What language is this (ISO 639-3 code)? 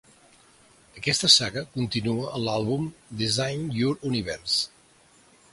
cat